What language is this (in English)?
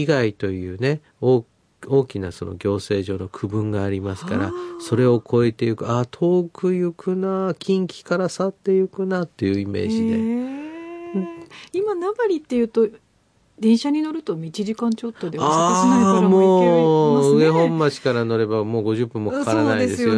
Japanese